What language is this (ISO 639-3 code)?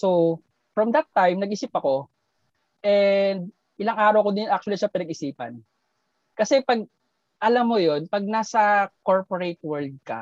fil